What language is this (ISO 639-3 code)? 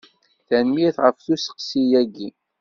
kab